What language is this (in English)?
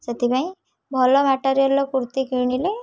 Odia